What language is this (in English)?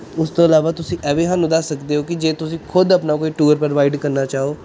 Punjabi